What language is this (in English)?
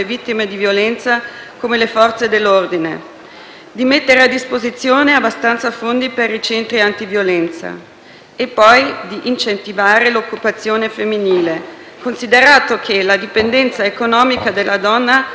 Italian